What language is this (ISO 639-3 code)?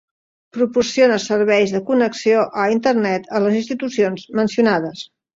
cat